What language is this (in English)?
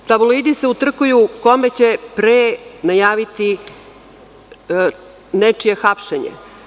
Serbian